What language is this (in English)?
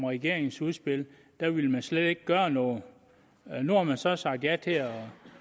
Danish